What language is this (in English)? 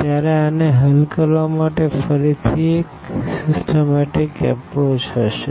Gujarati